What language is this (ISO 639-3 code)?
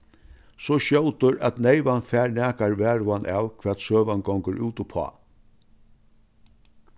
fao